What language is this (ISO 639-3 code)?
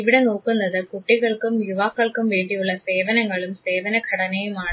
mal